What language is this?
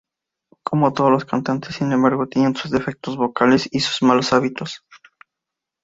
Spanish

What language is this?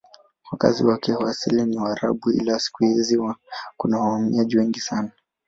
Swahili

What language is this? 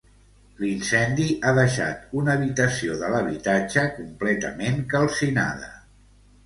Catalan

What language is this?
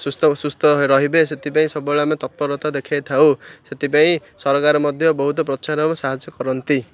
Odia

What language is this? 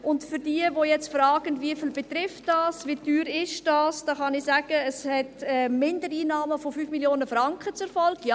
Swiss German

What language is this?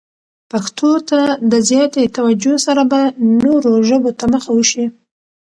Pashto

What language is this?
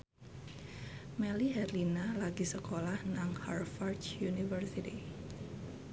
Javanese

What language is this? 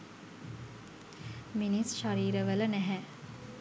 Sinhala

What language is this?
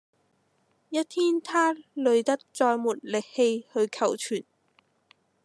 Cantonese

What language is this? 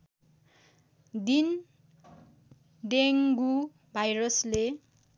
Nepali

